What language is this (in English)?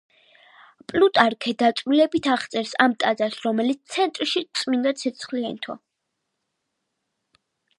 Georgian